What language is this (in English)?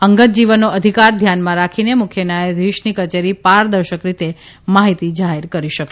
Gujarati